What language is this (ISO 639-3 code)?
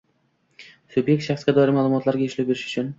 uzb